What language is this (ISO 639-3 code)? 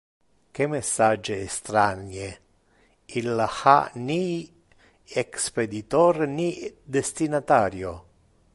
ina